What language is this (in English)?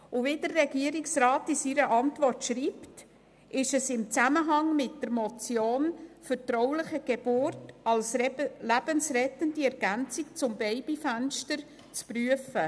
Swiss German